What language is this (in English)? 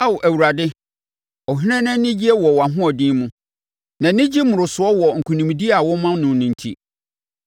Akan